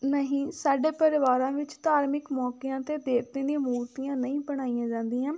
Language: Punjabi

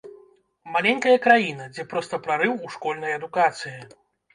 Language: Belarusian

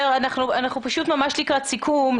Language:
Hebrew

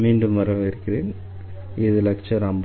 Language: Tamil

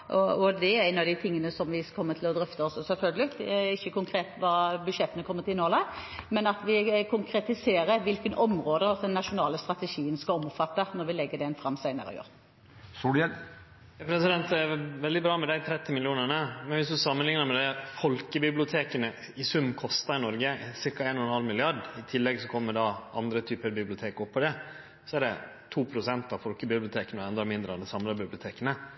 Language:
Norwegian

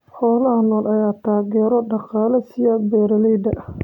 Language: Somali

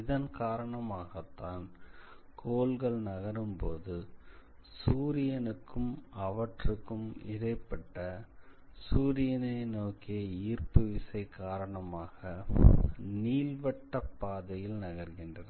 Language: Tamil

